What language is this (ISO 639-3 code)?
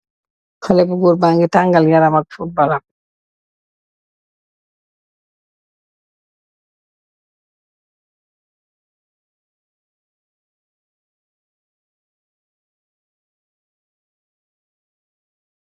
wol